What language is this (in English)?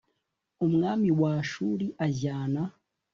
Kinyarwanda